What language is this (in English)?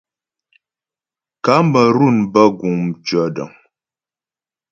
Ghomala